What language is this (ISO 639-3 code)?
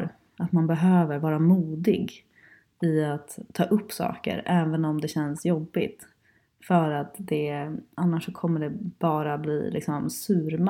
swe